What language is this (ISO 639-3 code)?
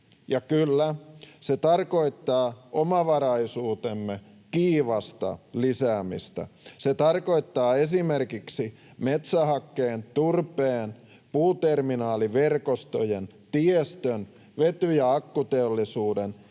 fin